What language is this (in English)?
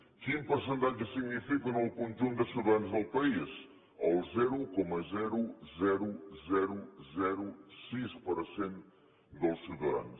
Catalan